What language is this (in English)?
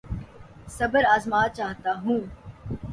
Urdu